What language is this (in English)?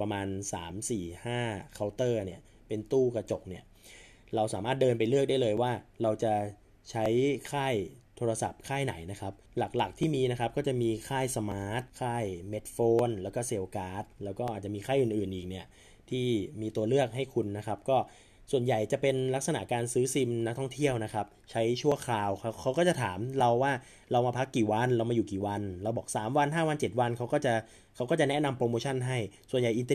Thai